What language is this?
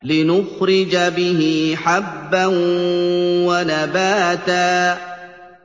Arabic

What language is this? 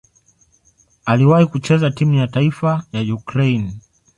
Swahili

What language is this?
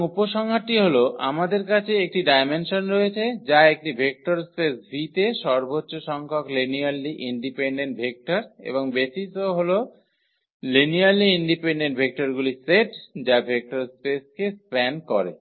Bangla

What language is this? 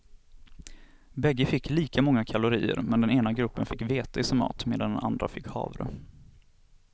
Swedish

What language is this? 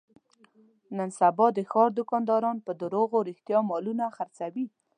Pashto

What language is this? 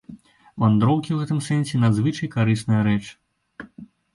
Belarusian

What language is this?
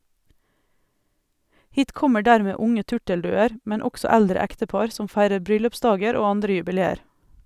Norwegian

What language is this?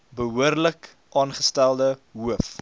Afrikaans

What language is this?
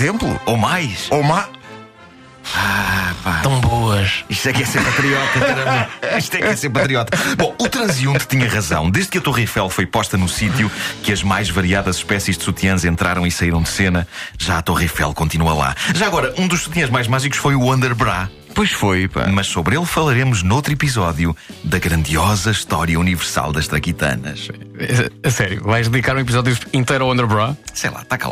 Portuguese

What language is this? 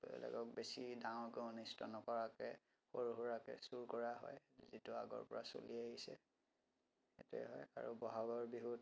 Assamese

